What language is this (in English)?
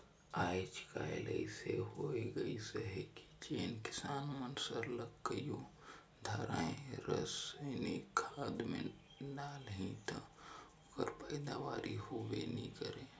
Chhattisgarhi